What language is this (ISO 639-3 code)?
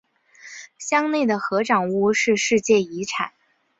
zho